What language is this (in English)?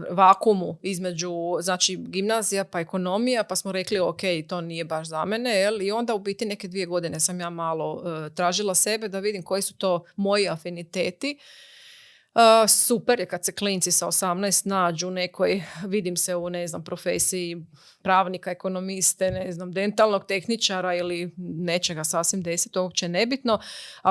Croatian